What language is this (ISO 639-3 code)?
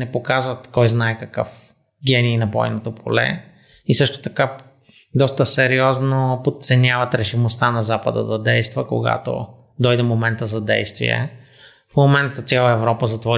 bul